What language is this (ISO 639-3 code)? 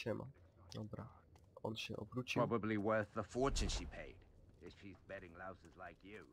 pol